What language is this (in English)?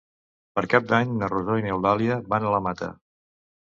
Catalan